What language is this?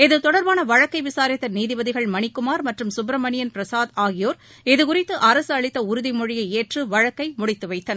Tamil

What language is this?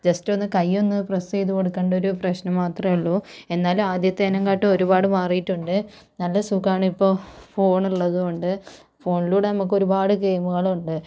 Malayalam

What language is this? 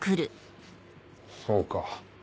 Japanese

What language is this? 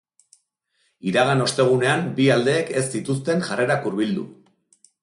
Basque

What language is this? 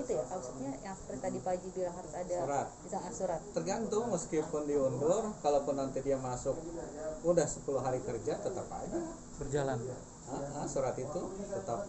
Indonesian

